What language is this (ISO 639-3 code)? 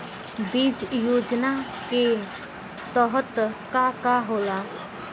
bho